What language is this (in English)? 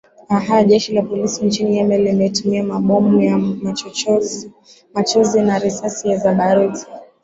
Swahili